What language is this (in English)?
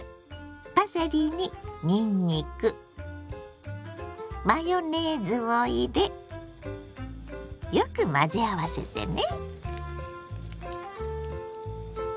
Japanese